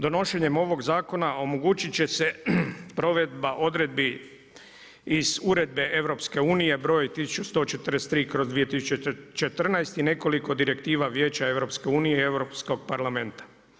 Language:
Croatian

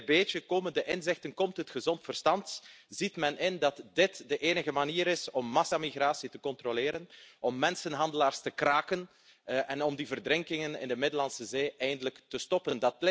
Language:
Dutch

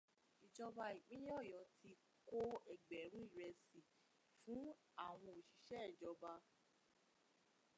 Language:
Yoruba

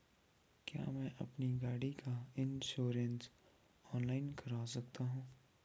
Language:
Hindi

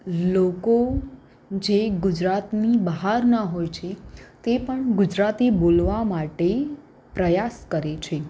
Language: Gujarati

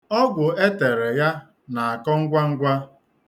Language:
Igbo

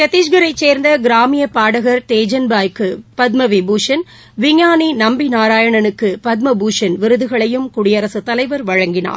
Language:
Tamil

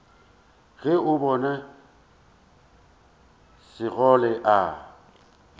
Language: Northern Sotho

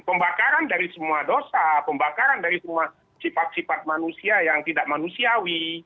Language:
Indonesian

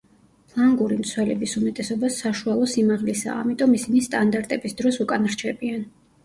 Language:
Georgian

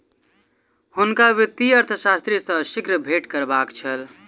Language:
Maithili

